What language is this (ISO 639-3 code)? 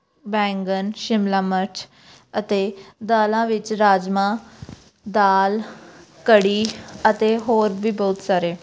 pan